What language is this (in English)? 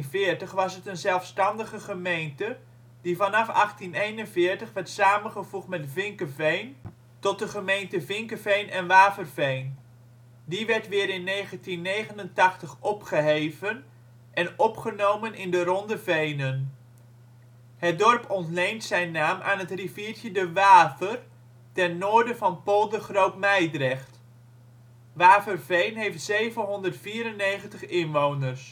Dutch